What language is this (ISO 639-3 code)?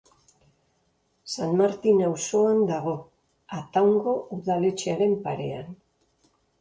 eus